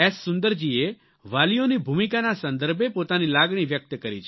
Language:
Gujarati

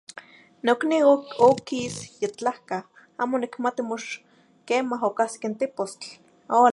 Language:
Zacatlán-Ahuacatlán-Tepetzintla Nahuatl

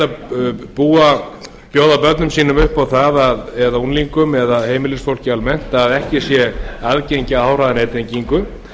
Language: Icelandic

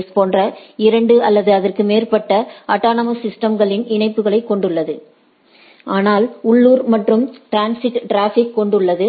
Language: Tamil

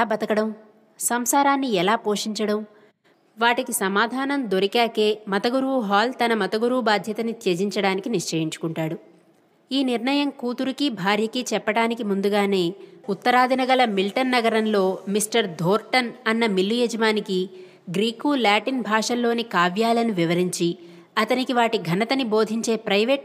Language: Telugu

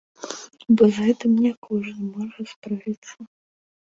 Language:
Belarusian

